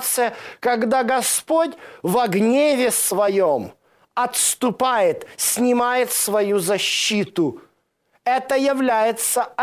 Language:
Russian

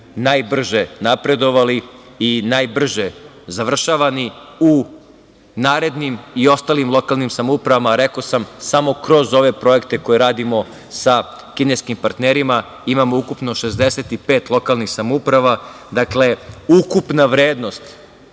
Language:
Serbian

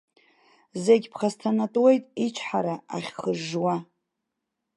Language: Abkhazian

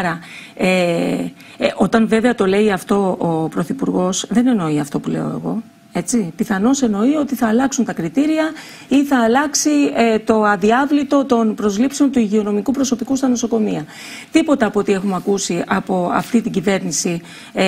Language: Greek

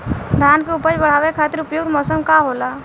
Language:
Bhojpuri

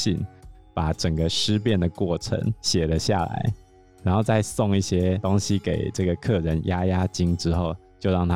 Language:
Chinese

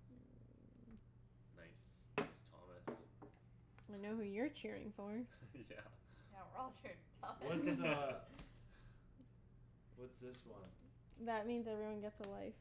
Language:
English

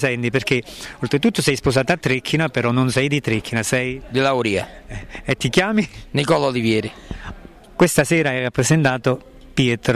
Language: Italian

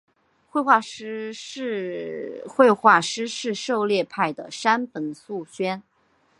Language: Chinese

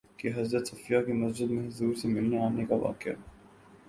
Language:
Urdu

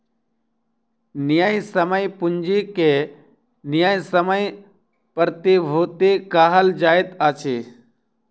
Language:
Maithili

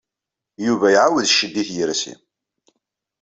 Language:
Kabyle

